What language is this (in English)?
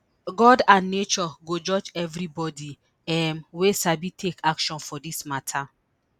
Nigerian Pidgin